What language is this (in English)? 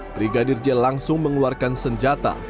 Indonesian